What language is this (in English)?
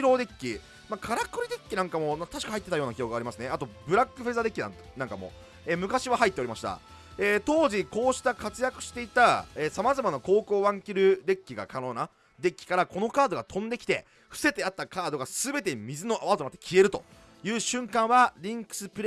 Japanese